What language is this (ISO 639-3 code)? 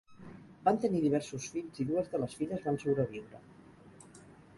cat